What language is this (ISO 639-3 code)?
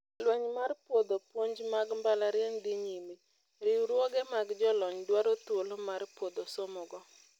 luo